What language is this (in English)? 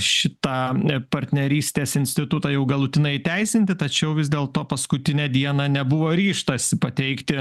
Lithuanian